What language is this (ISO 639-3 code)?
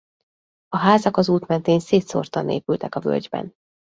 hun